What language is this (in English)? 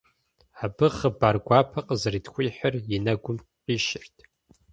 Kabardian